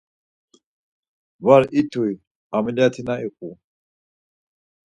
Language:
Laz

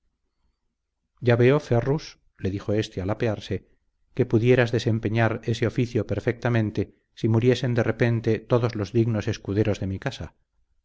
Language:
Spanish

